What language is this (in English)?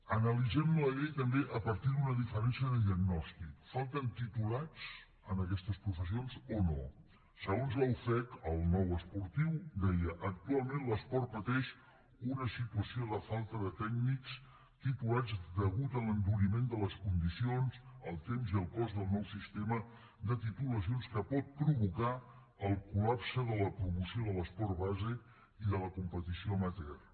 Catalan